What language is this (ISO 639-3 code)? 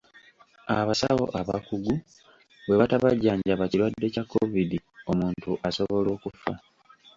lug